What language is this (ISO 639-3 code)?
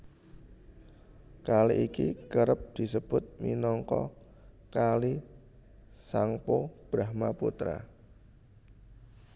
jav